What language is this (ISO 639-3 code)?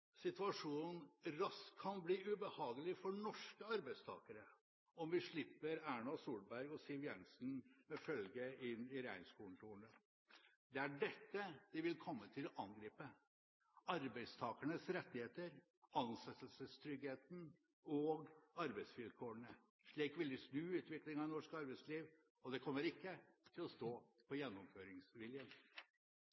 nob